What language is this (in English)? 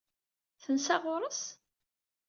Kabyle